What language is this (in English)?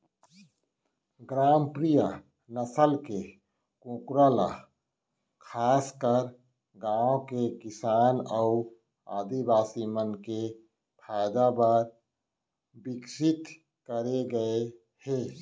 Chhattisgarhi